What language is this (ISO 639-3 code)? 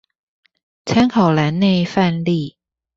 zho